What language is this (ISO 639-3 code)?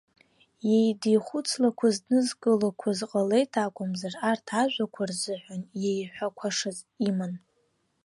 abk